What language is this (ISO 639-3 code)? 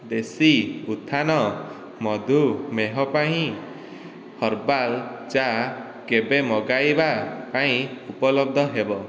ori